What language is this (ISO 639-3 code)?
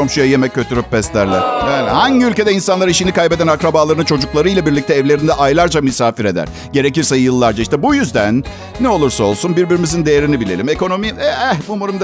tur